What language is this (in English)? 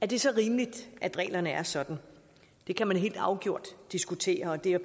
Danish